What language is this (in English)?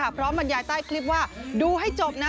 Thai